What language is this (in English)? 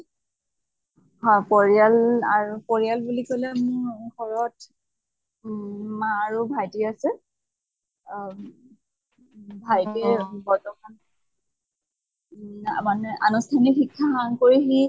Assamese